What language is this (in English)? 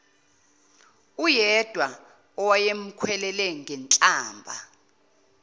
Zulu